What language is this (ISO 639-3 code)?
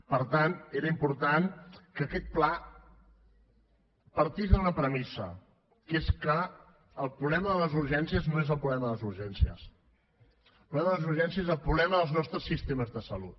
cat